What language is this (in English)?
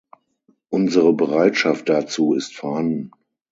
German